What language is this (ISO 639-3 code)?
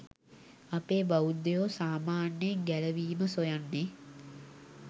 sin